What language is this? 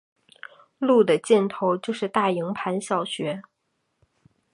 Chinese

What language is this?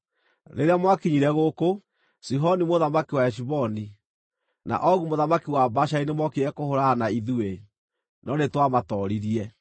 Kikuyu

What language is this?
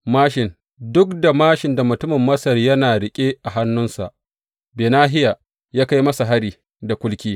Hausa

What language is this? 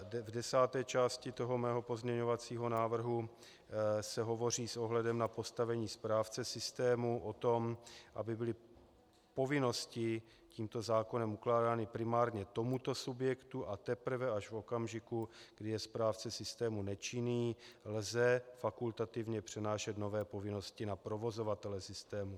Czech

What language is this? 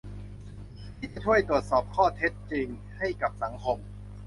Thai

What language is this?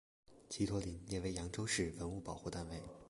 Chinese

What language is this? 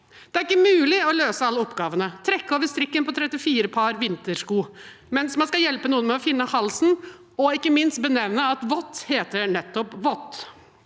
Norwegian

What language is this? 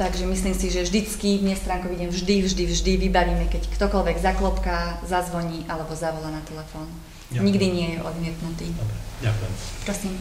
Slovak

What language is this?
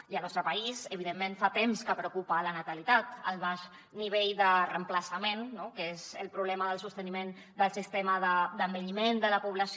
Catalan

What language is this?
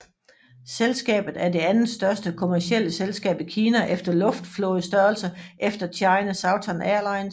Danish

